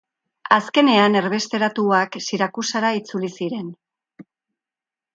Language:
Basque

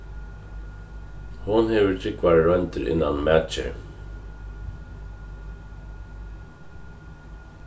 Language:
Faroese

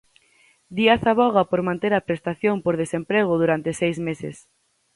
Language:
Galician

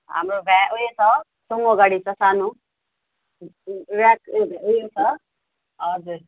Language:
Nepali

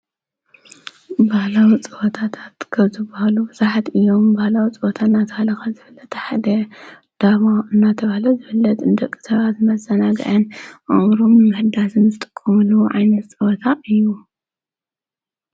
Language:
Tigrinya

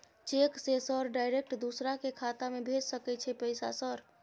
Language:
Maithili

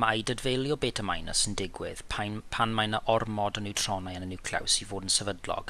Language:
Welsh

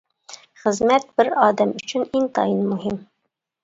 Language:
Uyghur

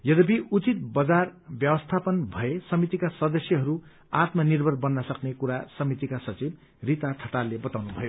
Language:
Nepali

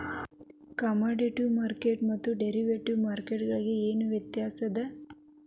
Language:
Kannada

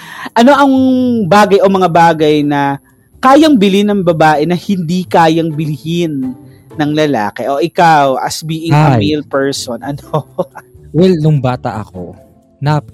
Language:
Filipino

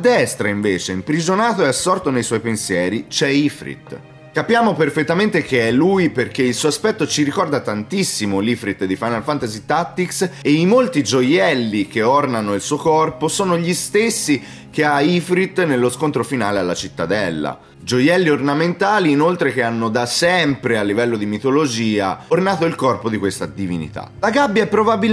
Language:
Italian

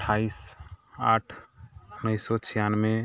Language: Maithili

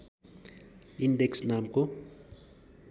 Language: Nepali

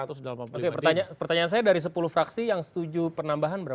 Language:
Indonesian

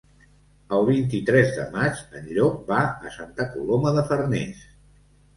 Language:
Catalan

